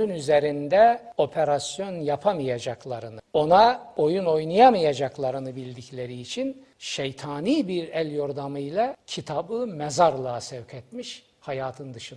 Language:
Turkish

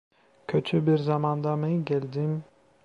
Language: Turkish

